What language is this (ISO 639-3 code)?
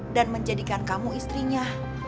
ind